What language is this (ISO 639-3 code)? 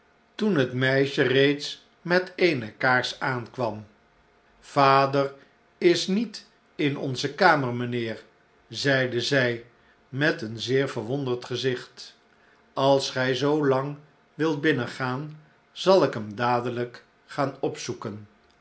nld